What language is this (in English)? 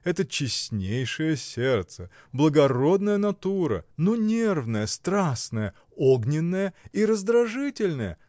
Russian